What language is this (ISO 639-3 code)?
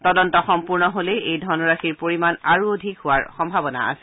asm